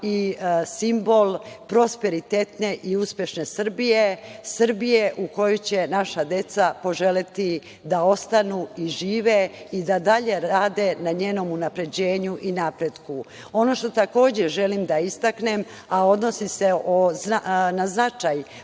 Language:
Serbian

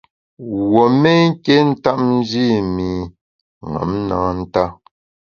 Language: Bamun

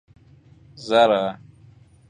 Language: Persian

